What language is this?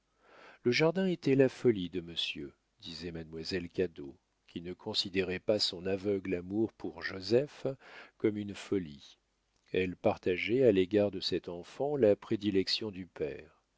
French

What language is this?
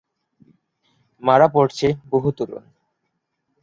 Bangla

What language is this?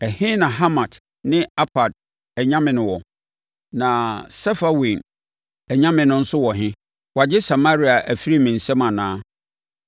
Akan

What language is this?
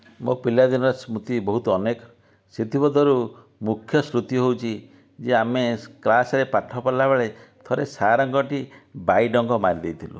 Odia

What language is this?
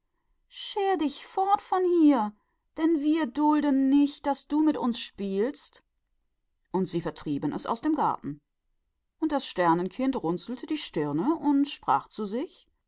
German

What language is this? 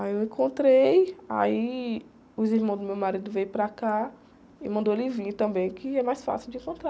Portuguese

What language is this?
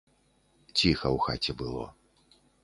Belarusian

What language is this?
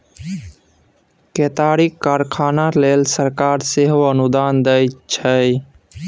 Maithili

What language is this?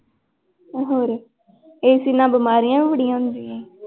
Punjabi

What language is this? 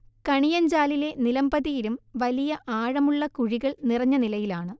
Malayalam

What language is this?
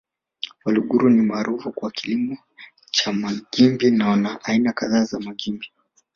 Swahili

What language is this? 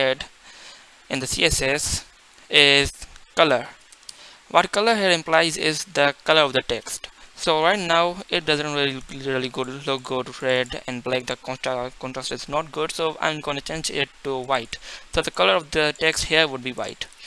English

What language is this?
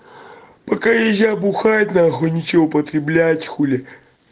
Russian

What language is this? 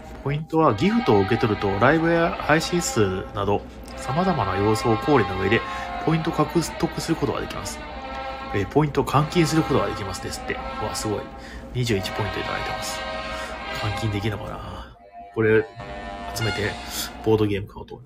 Japanese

